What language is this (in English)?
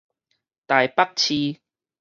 Min Nan Chinese